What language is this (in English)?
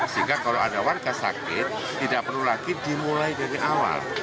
Indonesian